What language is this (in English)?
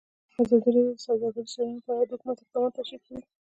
Pashto